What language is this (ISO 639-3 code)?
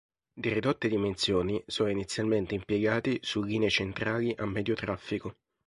ita